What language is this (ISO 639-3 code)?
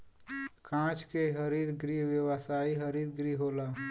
bho